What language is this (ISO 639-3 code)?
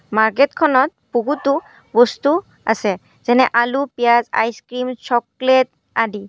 asm